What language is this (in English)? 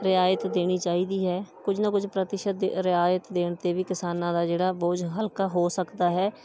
Punjabi